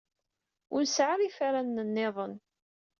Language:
Kabyle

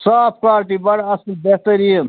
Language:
Kashmiri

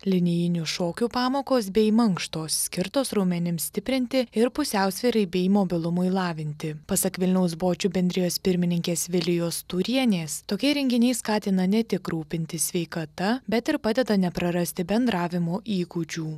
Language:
Lithuanian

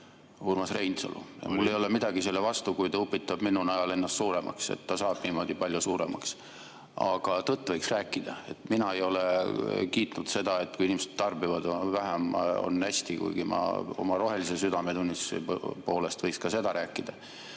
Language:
Estonian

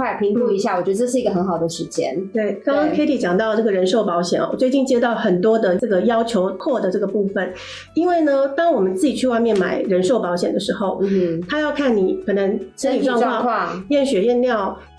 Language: Chinese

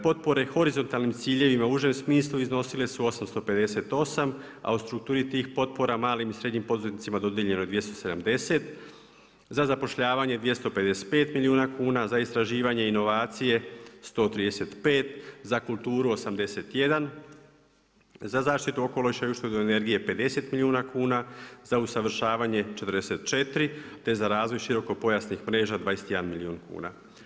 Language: Croatian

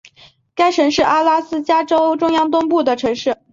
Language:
Chinese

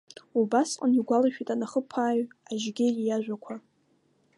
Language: Abkhazian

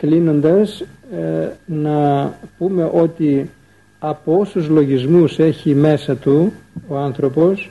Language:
Greek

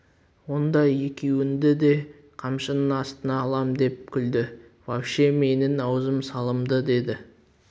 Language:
Kazakh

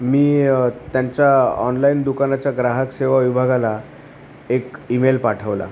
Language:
Marathi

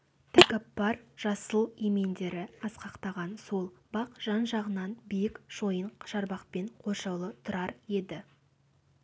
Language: Kazakh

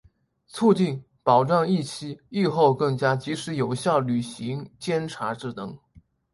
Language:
Chinese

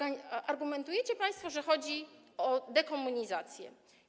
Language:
Polish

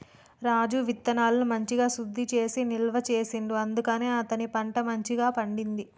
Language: Telugu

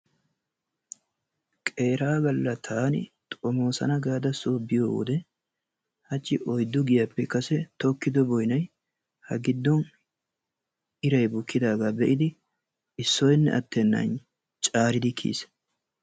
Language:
Wolaytta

